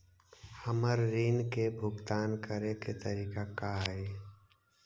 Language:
Magahi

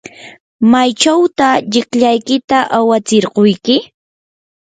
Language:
Yanahuanca Pasco Quechua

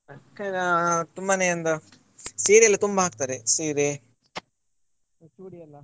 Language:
Kannada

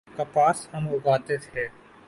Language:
Urdu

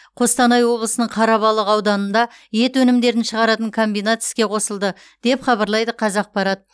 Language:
Kazakh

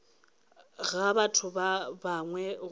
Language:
Northern Sotho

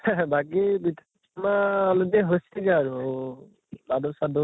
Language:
Assamese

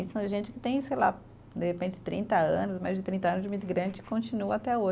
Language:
Portuguese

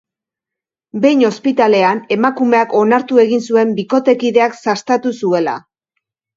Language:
Basque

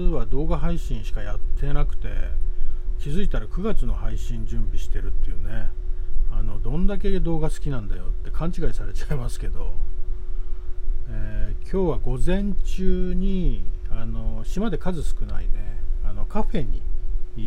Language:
Japanese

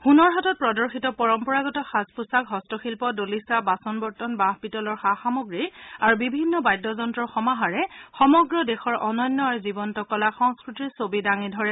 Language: Assamese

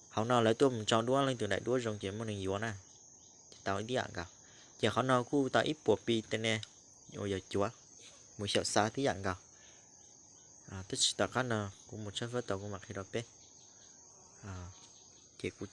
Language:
Vietnamese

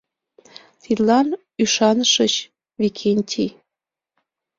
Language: Mari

